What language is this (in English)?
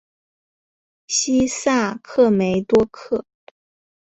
Chinese